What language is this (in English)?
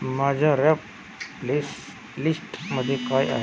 Marathi